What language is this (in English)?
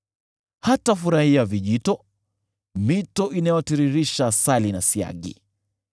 Swahili